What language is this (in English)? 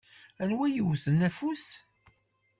Kabyle